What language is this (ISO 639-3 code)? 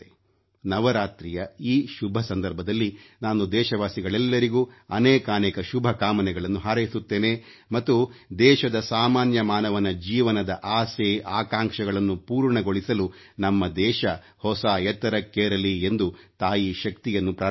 kan